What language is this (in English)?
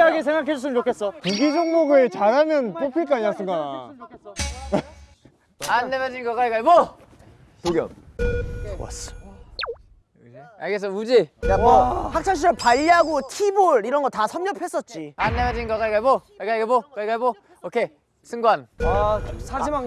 Korean